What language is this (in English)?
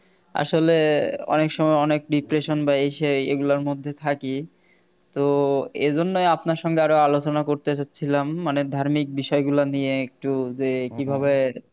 Bangla